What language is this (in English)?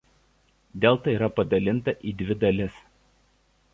Lithuanian